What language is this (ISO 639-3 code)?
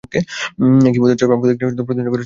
ben